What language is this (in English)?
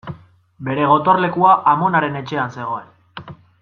Basque